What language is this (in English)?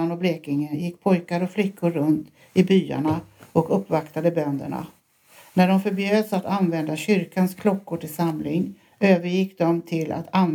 Swedish